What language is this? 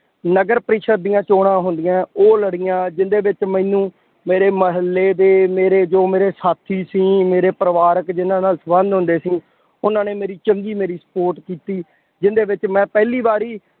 Punjabi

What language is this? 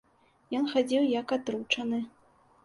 Belarusian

